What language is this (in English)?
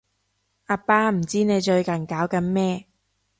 Cantonese